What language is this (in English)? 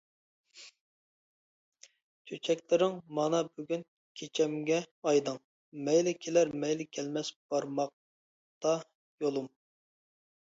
Uyghur